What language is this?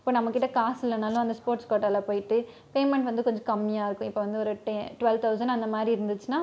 Tamil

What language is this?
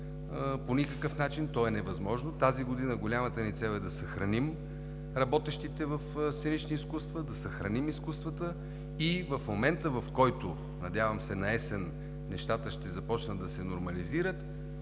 Bulgarian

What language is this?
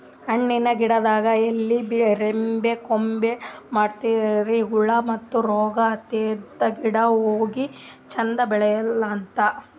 Kannada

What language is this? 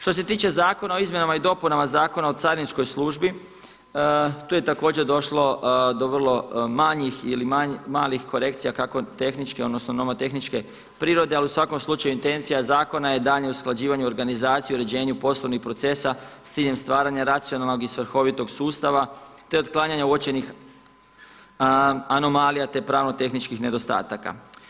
Croatian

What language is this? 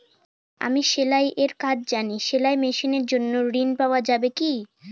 Bangla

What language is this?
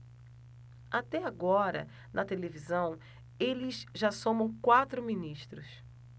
Portuguese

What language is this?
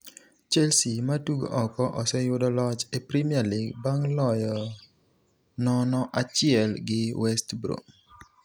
Luo (Kenya and Tanzania)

